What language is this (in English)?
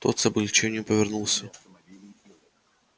Russian